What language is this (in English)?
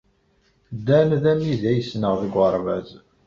Kabyle